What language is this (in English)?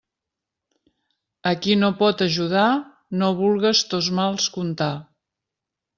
Catalan